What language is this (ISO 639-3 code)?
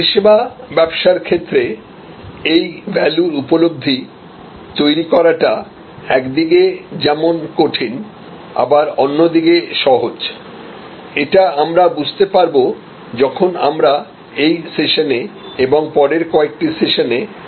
ben